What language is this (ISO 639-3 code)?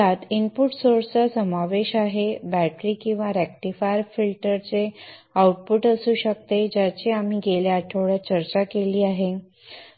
mar